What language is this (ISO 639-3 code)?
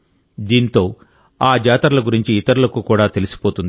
tel